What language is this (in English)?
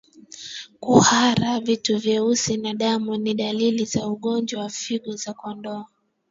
Swahili